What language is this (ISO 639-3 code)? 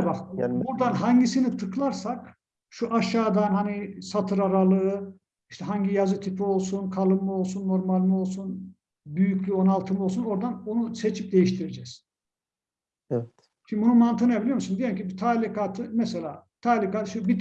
tur